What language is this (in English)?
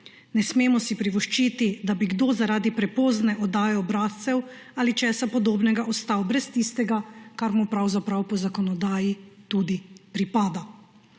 Slovenian